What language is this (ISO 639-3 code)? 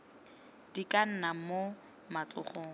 tsn